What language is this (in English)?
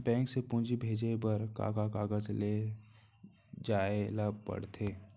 Chhattisgarhi